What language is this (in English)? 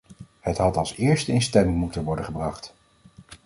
Dutch